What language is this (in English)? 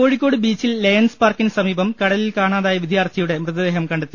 Malayalam